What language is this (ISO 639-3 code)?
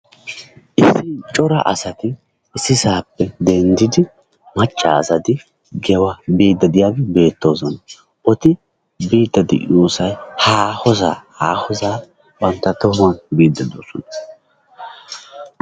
wal